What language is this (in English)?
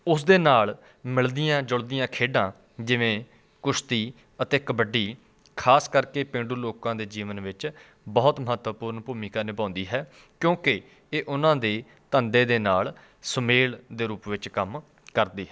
Punjabi